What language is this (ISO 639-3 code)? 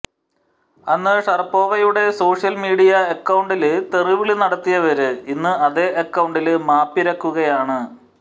mal